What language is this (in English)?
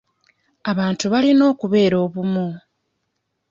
Ganda